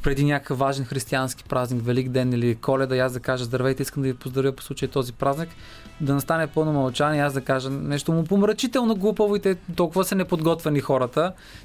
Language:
Bulgarian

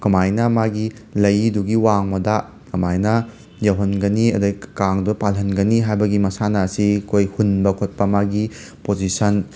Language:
Manipuri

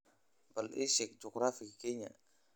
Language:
Somali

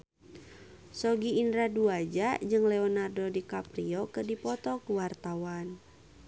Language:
Sundanese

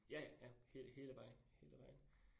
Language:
Danish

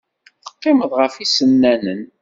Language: Kabyle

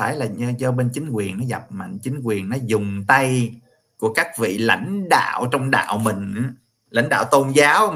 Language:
Vietnamese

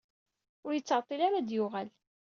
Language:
Kabyle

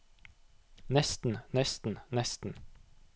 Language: Norwegian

